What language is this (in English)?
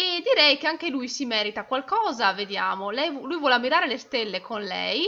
Italian